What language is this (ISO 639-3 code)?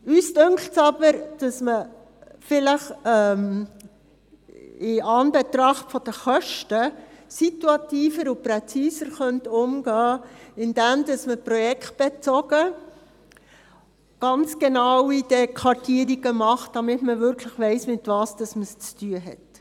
gsw